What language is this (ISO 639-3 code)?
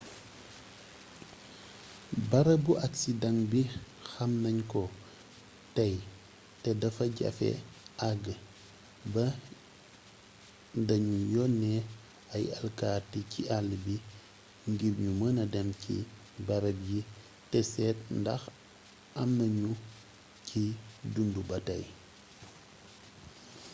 wol